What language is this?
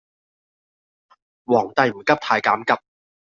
Cantonese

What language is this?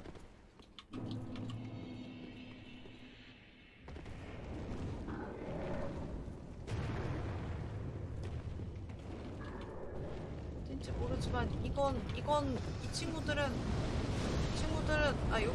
Korean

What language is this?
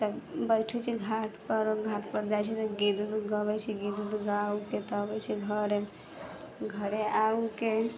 Maithili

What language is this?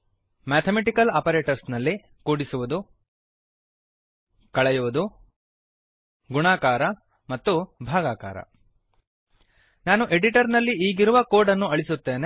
Kannada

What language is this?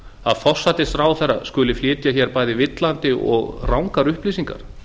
Icelandic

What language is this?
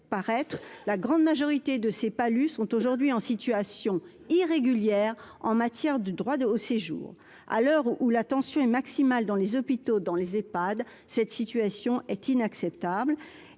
French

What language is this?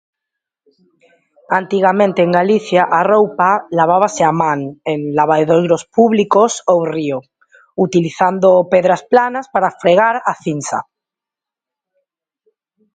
Galician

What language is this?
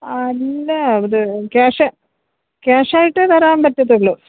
Malayalam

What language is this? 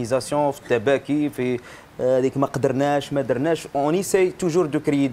Arabic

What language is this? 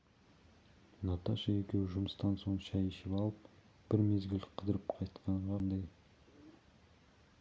Kazakh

